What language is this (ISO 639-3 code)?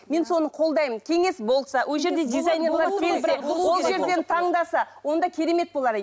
kaz